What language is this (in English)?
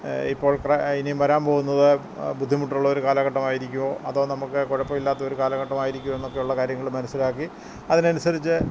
Malayalam